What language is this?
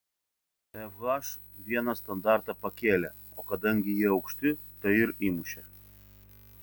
Lithuanian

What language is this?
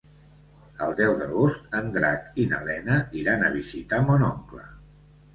Catalan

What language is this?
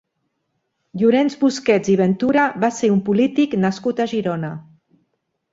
Catalan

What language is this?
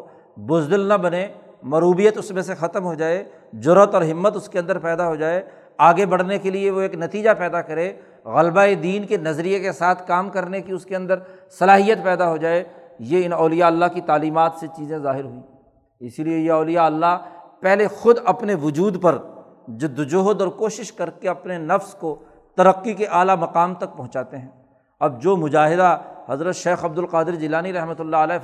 Urdu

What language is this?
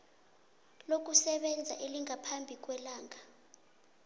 South Ndebele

